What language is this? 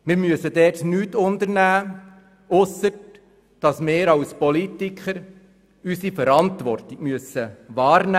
Swiss German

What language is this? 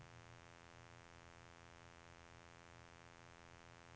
Norwegian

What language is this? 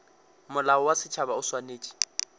Northern Sotho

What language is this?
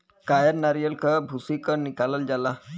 Bhojpuri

